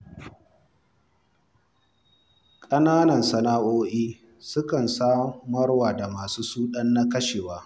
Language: Hausa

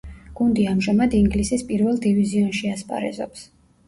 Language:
Georgian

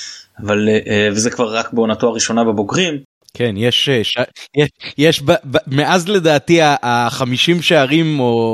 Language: Hebrew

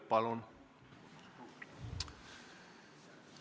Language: Estonian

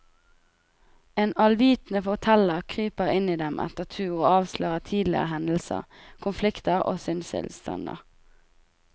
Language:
Norwegian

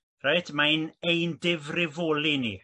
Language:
Welsh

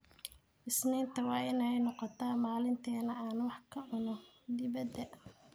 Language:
Somali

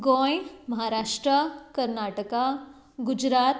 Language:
Konkani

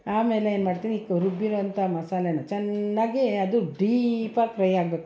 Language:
Kannada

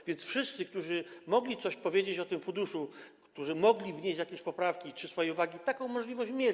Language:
Polish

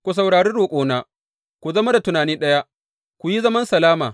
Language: Hausa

